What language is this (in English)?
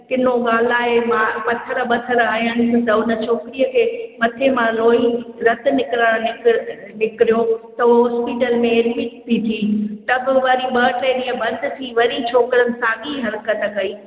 Sindhi